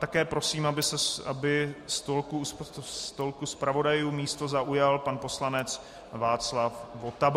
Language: Czech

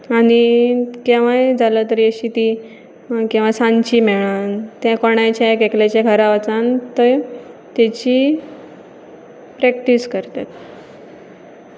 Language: Konkani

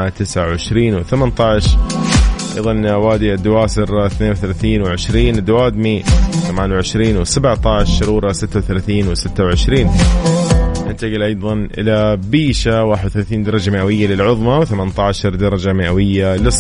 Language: Arabic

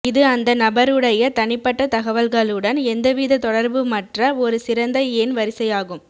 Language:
Tamil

